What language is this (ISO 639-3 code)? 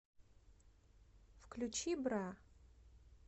rus